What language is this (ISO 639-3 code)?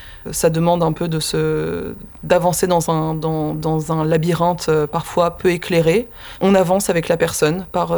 fra